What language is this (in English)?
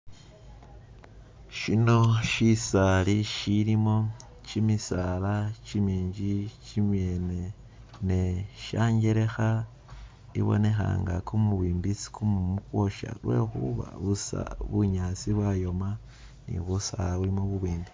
Masaaba